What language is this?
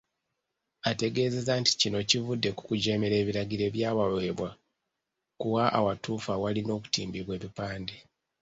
Ganda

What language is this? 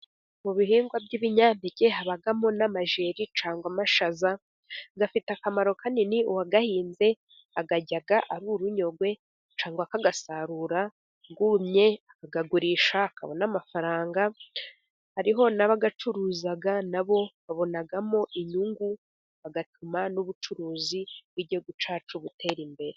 Kinyarwanda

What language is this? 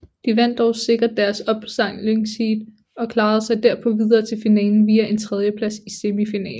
Danish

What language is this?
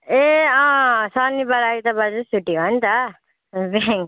Nepali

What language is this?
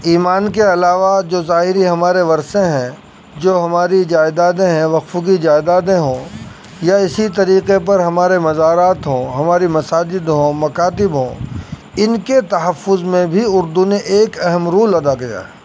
Urdu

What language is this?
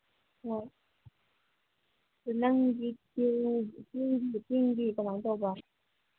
Manipuri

